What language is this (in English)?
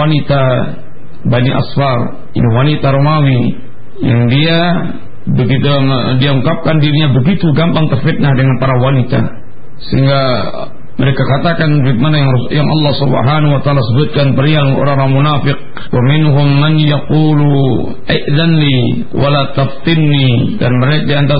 Malay